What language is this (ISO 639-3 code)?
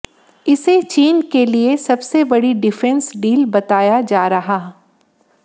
hin